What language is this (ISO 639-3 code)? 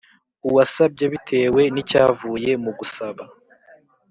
kin